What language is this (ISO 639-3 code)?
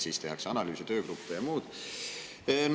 est